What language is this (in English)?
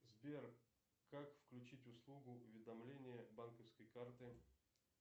Russian